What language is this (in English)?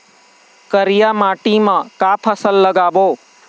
Chhattisgarhi